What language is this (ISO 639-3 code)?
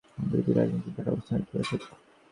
ben